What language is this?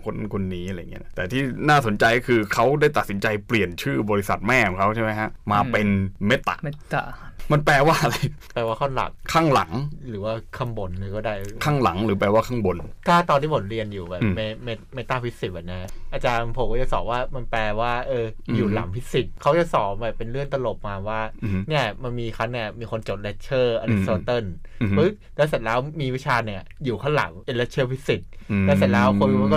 Thai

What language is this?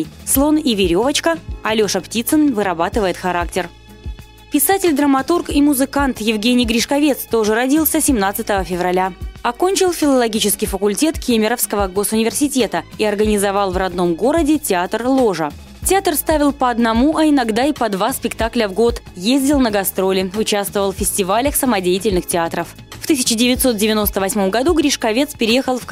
Russian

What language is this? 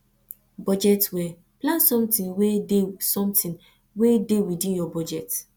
Nigerian Pidgin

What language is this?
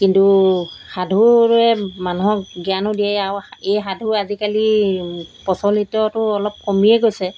Assamese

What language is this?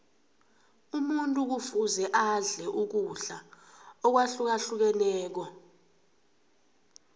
South Ndebele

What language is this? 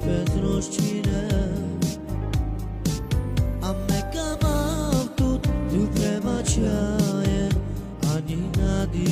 Arabic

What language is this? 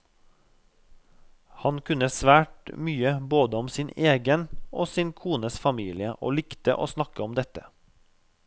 Norwegian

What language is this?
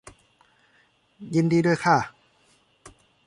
Thai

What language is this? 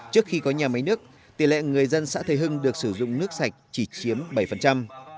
Vietnamese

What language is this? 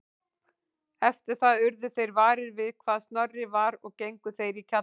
Icelandic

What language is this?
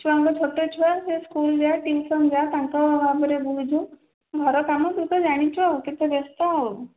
Odia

